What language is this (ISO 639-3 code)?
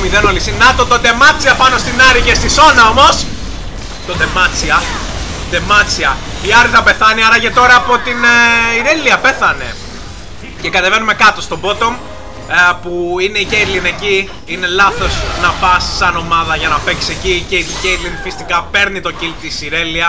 ell